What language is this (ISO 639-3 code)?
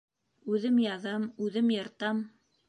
bak